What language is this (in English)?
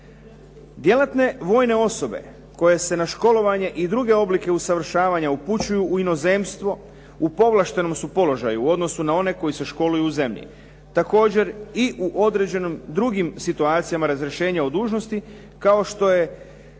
Croatian